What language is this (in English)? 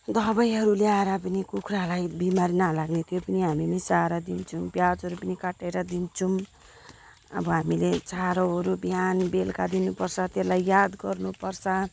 Nepali